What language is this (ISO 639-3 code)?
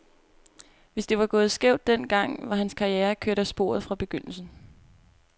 dan